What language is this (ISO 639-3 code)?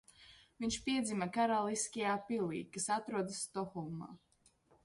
lav